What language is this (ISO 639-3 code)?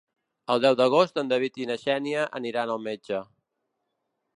cat